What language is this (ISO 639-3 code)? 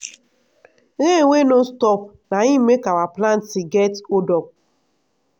pcm